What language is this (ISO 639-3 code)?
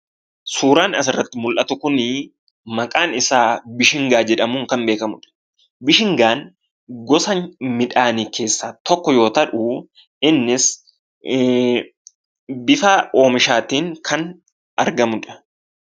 orm